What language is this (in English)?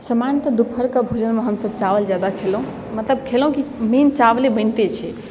Maithili